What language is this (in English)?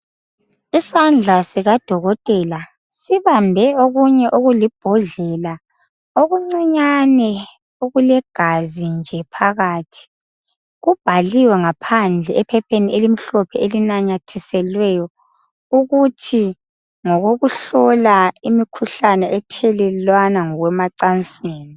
North Ndebele